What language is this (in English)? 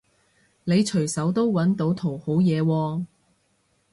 Cantonese